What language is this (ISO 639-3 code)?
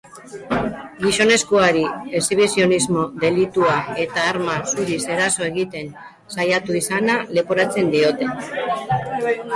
eus